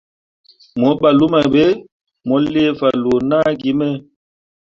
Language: Mundang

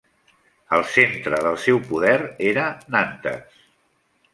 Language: Catalan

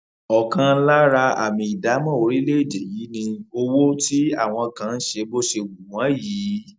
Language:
Yoruba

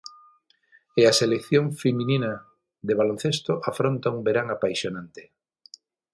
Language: Galician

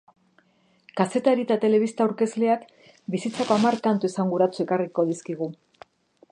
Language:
Basque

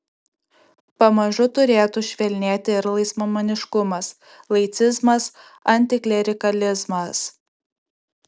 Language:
Lithuanian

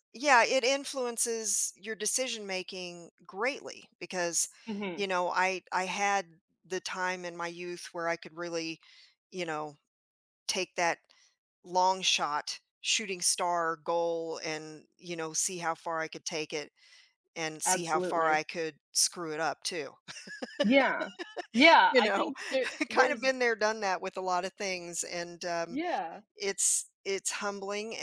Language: English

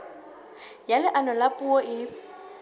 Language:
Southern Sotho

